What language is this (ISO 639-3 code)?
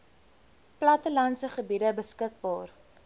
afr